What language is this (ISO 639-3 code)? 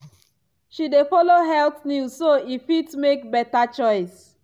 pcm